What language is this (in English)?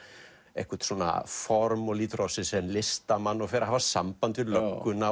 Icelandic